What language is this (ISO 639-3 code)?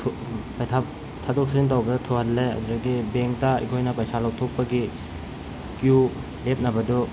mni